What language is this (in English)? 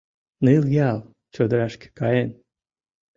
Mari